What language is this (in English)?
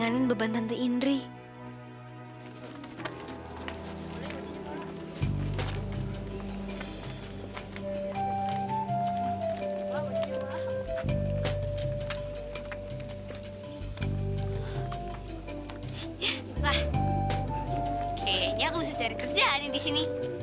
Indonesian